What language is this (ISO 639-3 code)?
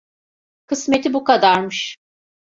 tur